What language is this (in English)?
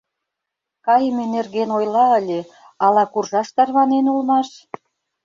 Mari